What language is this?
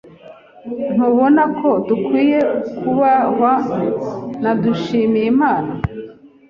Kinyarwanda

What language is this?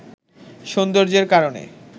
Bangla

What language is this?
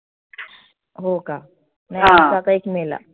Marathi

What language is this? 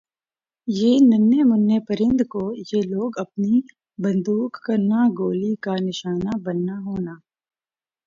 Urdu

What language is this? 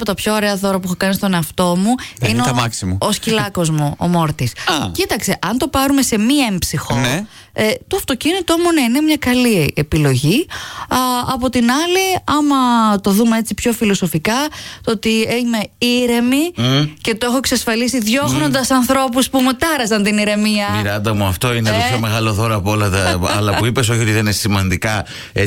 Greek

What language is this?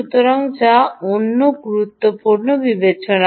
Bangla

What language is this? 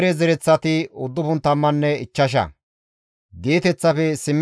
Gamo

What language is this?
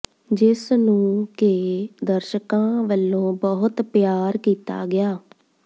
Punjabi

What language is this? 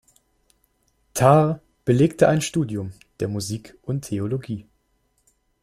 German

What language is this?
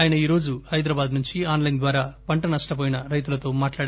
Telugu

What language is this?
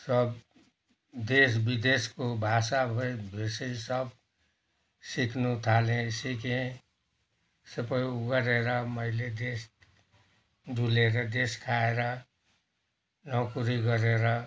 Nepali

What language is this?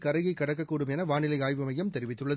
Tamil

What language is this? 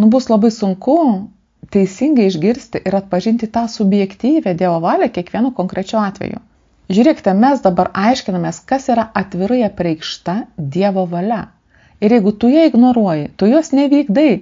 Lithuanian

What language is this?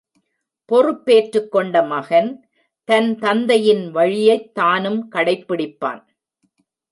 Tamil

